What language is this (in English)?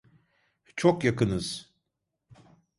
Turkish